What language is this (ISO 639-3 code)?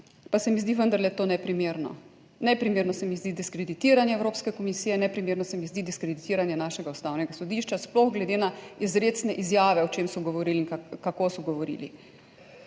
slv